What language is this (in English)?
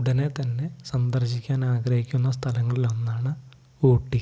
Malayalam